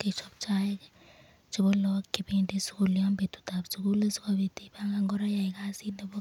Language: Kalenjin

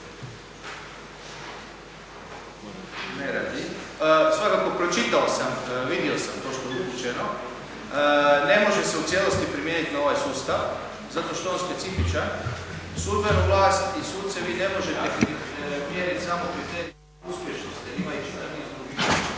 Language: Croatian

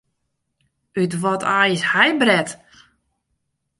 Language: Western Frisian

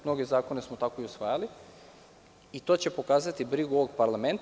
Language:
Serbian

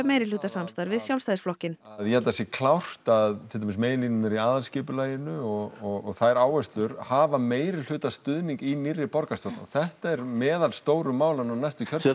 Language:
Icelandic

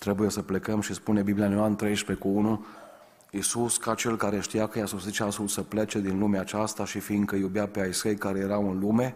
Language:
Romanian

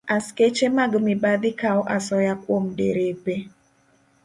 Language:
Luo (Kenya and Tanzania)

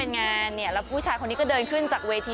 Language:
Thai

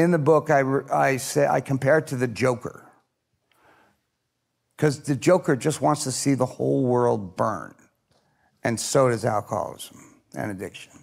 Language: English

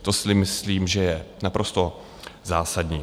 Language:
Czech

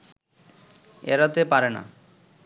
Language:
Bangla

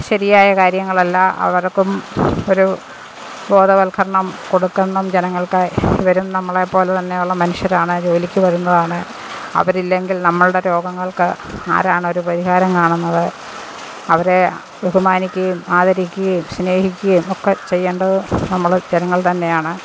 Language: Malayalam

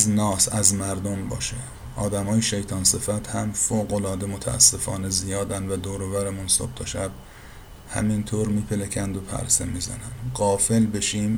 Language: Persian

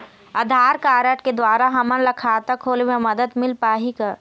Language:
Chhattisgarhi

